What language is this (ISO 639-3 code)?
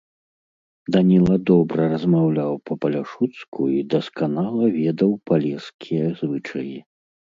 bel